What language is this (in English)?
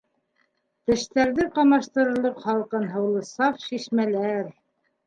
Bashkir